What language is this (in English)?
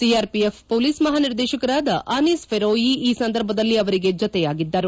Kannada